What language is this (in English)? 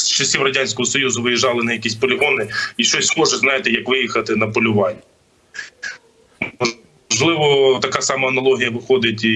Ukrainian